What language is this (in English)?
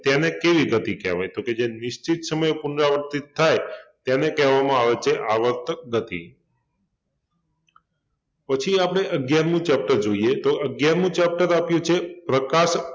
Gujarati